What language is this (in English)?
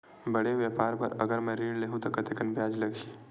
Chhattisgarhi